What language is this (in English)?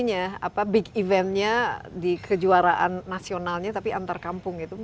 Indonesian